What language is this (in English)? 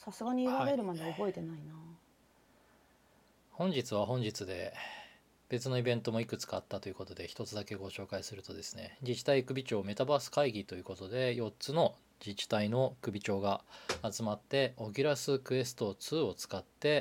Japanese